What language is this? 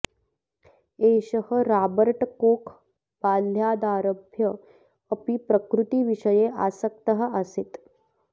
Sanskrit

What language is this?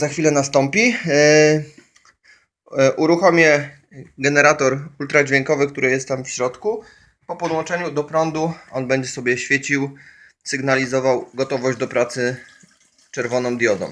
Polish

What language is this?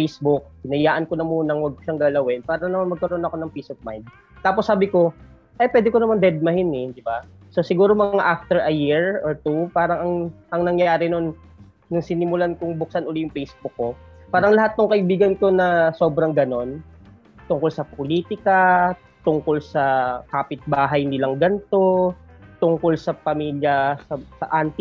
Filipino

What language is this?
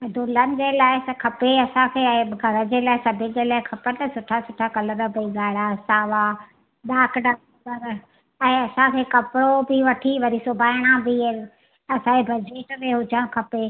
Sindhi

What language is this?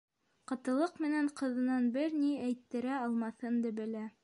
Bashkir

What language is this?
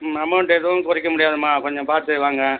Tamil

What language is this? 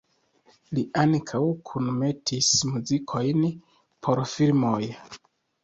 Esperanto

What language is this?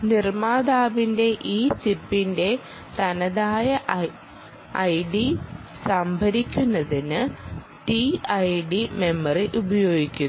Malayalam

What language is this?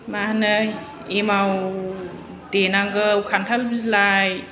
Bodo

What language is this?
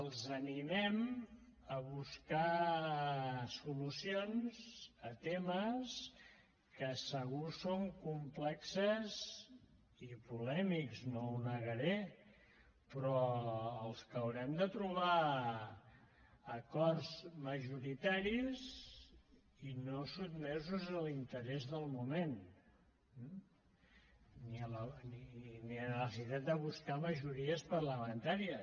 Catalan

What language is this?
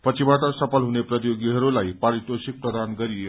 Nepali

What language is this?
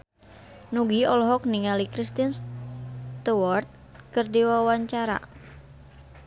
Sundanese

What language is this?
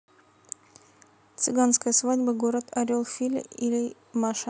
Russian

